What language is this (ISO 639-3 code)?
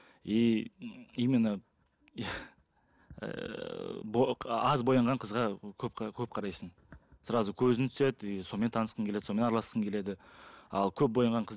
kaz